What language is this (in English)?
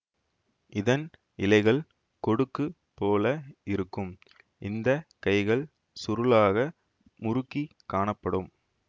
Tamil